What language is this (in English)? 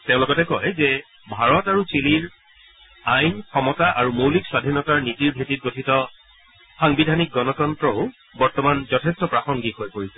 Assamese